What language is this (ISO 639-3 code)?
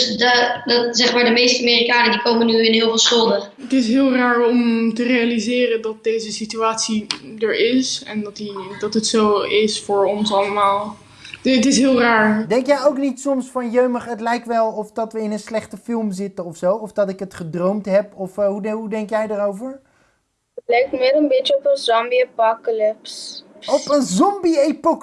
nld